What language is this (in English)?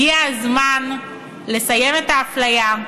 Hebrew